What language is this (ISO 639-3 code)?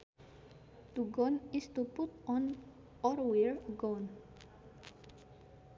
sun